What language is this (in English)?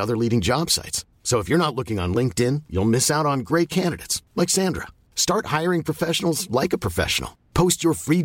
Persian